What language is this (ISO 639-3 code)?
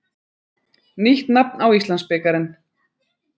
isl